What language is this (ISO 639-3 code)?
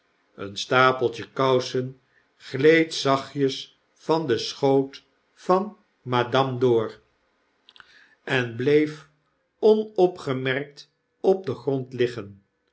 nld